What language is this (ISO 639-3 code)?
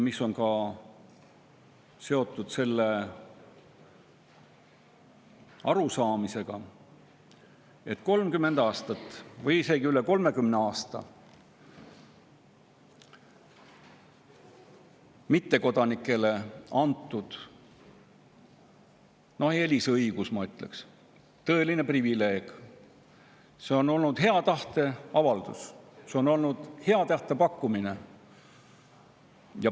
est